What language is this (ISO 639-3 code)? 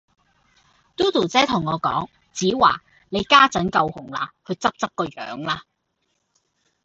yue